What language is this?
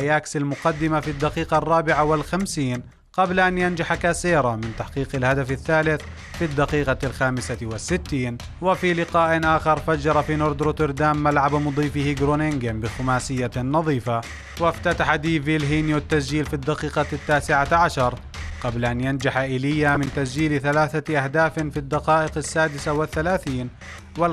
Arabic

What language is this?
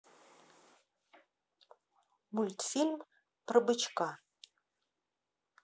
Russian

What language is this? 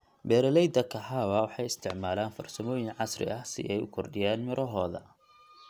Somali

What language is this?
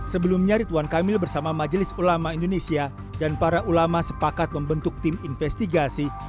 Indonesian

